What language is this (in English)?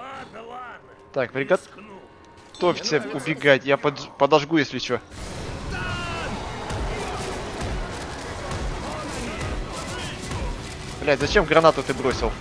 Russian